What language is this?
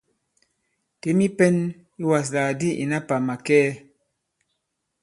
Bankon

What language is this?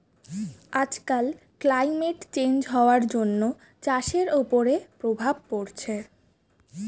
Bangla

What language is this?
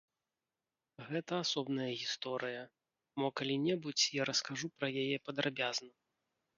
Belarusian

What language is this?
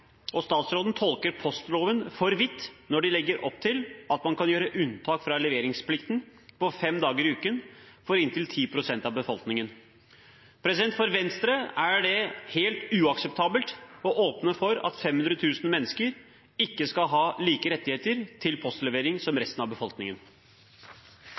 Norwegian Bokmål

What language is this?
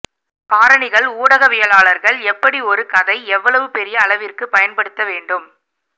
Tamil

